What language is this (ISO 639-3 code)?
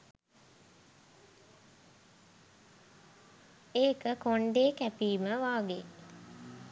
sin